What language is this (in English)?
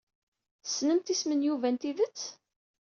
Kabyle